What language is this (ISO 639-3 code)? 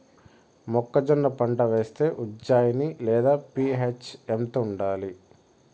tel